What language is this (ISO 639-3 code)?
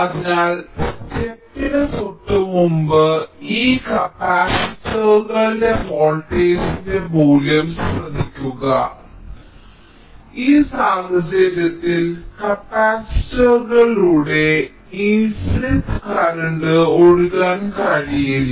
mal